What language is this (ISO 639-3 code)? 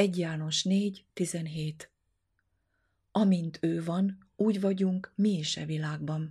hun